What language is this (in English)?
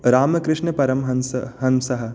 Sanskrit